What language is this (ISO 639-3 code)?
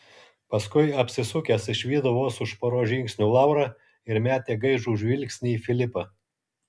lit